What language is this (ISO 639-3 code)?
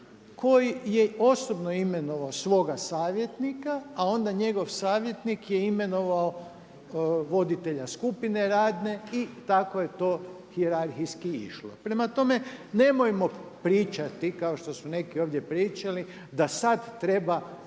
hrv